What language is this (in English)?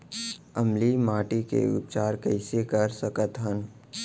Chhattisgarhi